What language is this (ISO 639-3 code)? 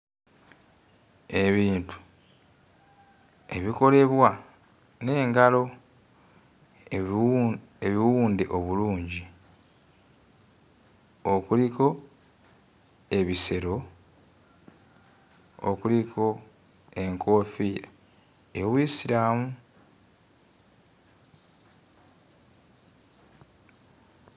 lug